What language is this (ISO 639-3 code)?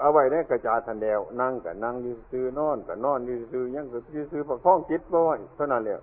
tha